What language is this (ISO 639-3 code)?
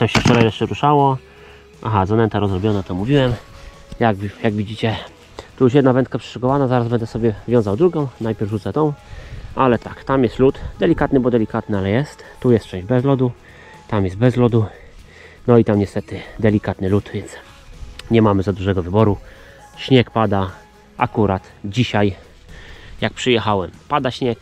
pol